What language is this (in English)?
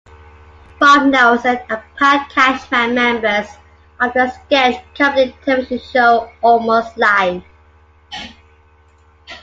English